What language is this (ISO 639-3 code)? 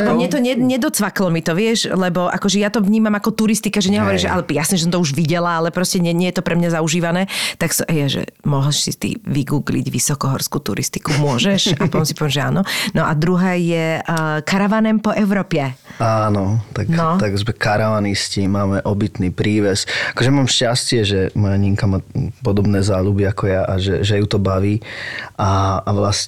slk